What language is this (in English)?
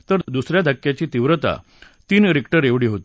Marathi